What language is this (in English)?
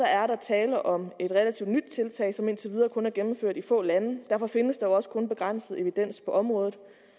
Danish